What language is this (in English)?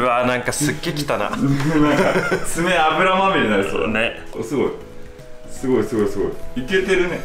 Japanese